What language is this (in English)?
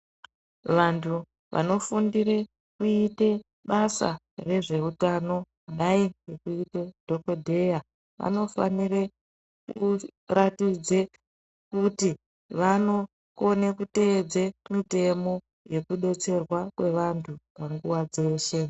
Ndau